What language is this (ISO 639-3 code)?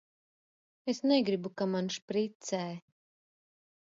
lav